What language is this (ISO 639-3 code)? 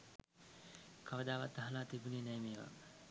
sin